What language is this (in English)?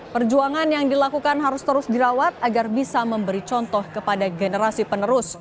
Indonesian